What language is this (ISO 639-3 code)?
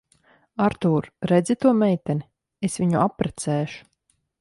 lav